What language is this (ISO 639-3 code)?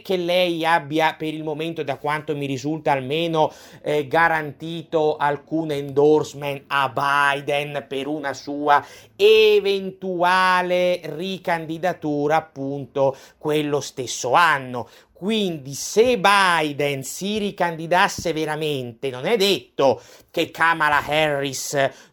ita